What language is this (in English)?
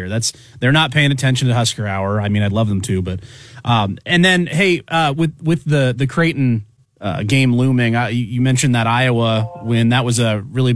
English